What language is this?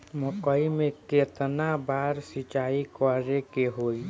Bhojpuri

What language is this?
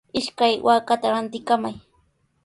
Sihuas Ancash Quechua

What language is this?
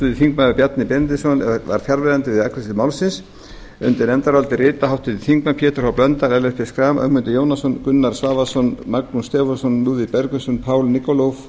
Icelandic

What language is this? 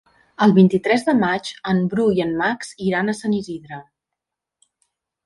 Catalan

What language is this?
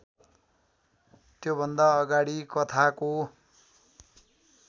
Nepali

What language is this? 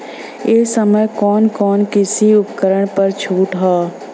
Bhojpuri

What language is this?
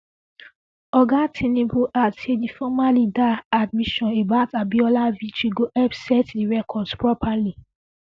Nigerian Pidgin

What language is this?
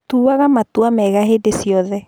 Kikuyu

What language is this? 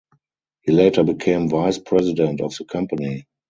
English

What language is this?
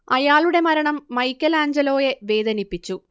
Malayalam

